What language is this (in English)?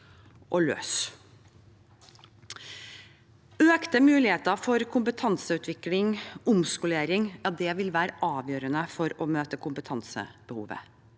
Norwegian